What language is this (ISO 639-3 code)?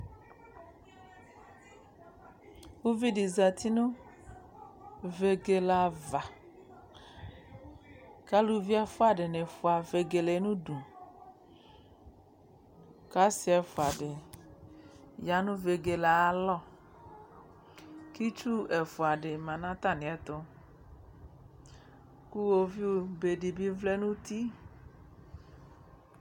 kpo